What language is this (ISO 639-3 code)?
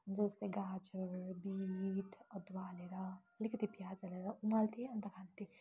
nep